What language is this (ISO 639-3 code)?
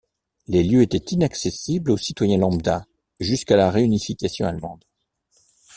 fra